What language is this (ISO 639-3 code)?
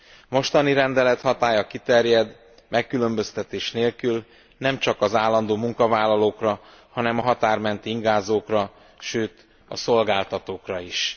hun